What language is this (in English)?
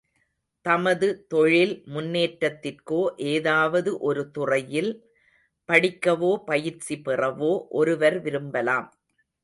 Tamil